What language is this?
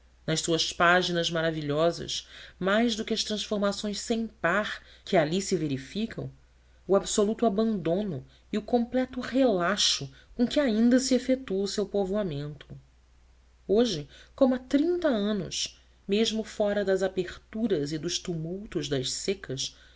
Portuguese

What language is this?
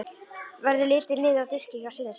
Icelandic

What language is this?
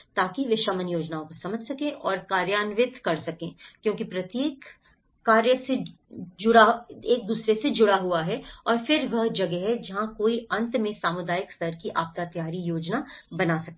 Hindi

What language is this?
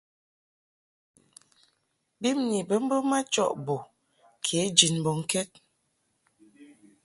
Mungaka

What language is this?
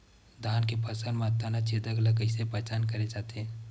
Chhattisgarhi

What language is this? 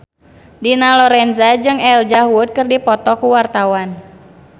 Sundanese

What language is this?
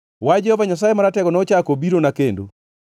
Luo (Kenya and Tanzania)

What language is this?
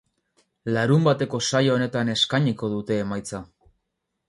Basque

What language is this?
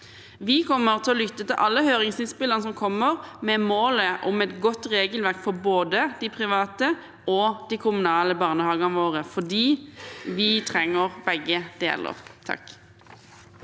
Norwegian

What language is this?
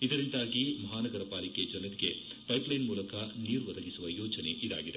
Kannada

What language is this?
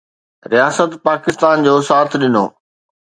Sindhi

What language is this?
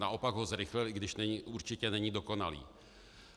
Czech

